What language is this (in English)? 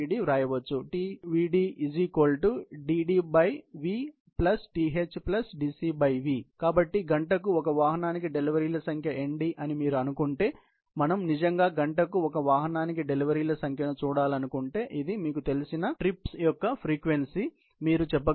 Telugu